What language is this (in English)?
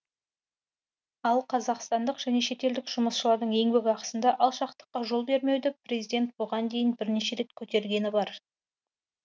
Kazakh